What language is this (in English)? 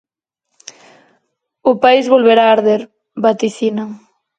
Galician